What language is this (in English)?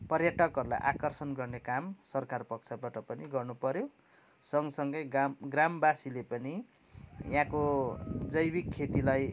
Nepali